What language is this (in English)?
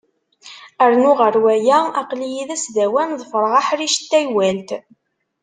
Kabyle